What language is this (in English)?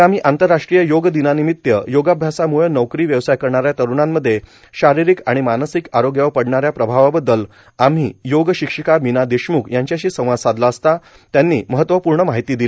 Marathi